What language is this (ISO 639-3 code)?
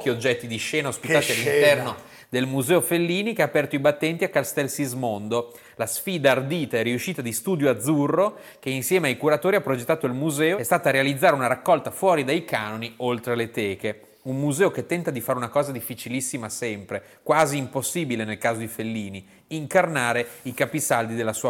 ita